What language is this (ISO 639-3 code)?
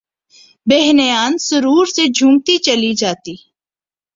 urd